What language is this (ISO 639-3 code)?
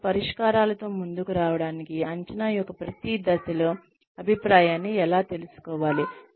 tel